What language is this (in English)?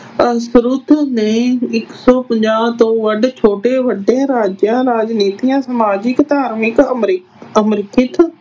Punjabi